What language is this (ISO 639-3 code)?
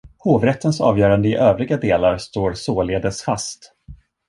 swe